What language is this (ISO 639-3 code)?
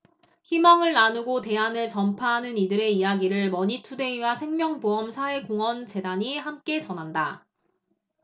kor